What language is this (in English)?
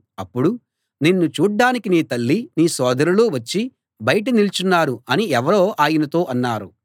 Telugu